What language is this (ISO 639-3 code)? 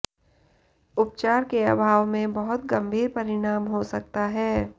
hin